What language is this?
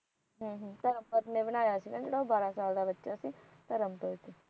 Punjabi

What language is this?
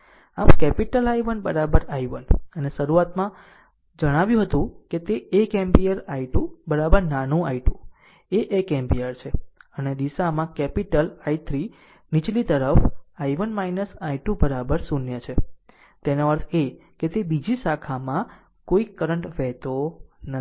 Gujarati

